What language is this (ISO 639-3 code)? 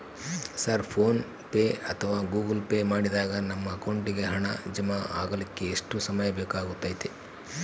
kan